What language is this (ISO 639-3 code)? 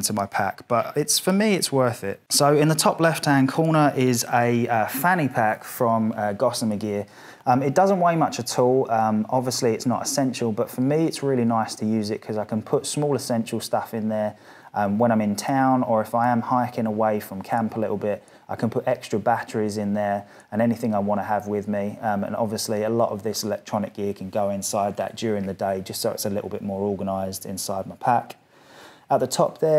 eng